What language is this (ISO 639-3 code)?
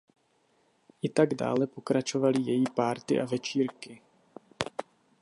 ces